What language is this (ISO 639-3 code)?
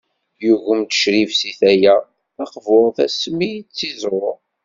kab